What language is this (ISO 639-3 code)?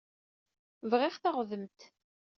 kab